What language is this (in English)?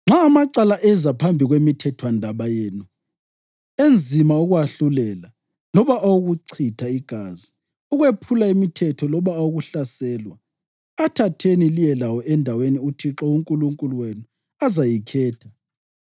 North Ndebele